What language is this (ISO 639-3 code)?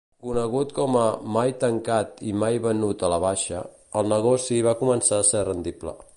cat